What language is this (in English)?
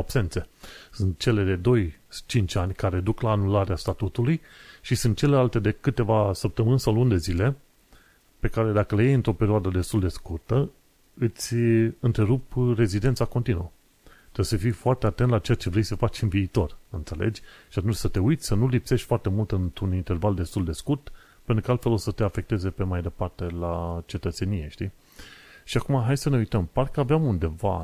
Romanian